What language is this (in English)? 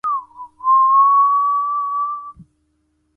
Chinese